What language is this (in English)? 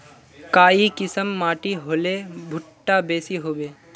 Magahi